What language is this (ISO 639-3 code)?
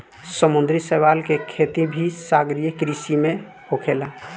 bho